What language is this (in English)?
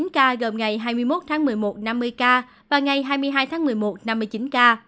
Vietnamese